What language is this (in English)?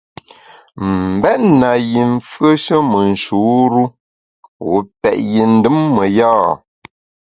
Bamun